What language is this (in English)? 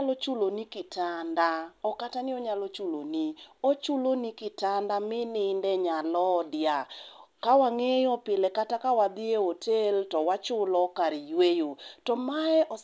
Luo (Kenya and Tanzania)